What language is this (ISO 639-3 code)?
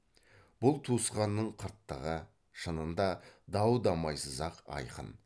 kaz